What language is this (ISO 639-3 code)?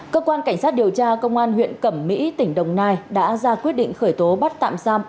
vie